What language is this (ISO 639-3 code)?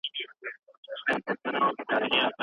pus